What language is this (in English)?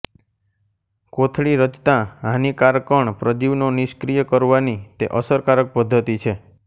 Gujarati